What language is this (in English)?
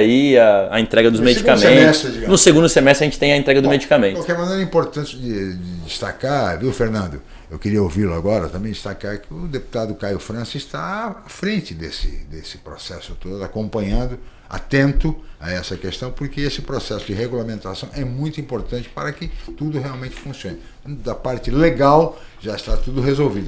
Portuguese